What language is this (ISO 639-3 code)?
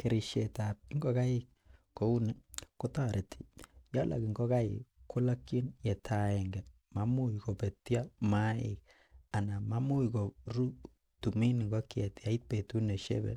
kln